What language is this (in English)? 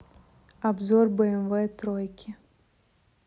Russian